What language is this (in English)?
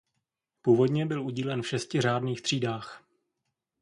Czech